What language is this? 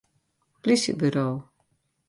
Western Frisian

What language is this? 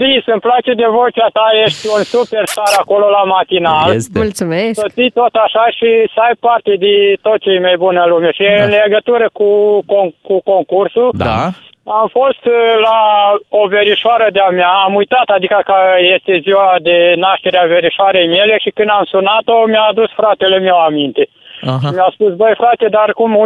Romanian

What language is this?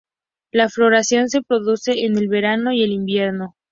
Spanish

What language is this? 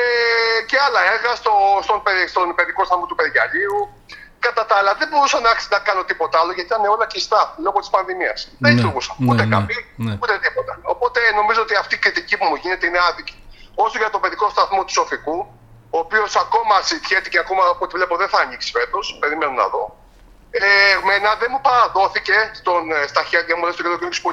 Greek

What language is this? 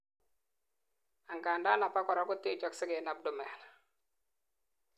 Kalenjin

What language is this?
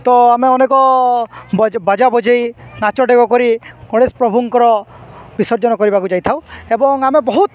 Odia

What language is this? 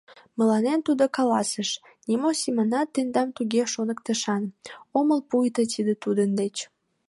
Mari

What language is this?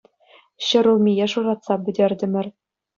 Chuvash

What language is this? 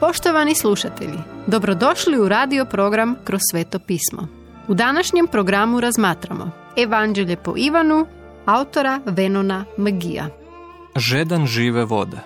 Croatian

